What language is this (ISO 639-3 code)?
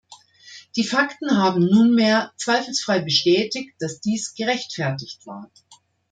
deu